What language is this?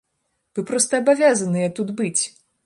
Belarusian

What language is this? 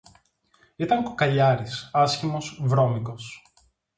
Greek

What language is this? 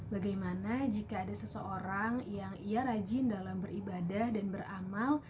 Indonesian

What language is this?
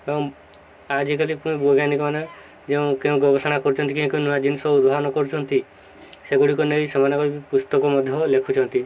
Odia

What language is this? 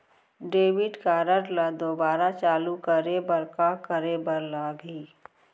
Chhattisgarhi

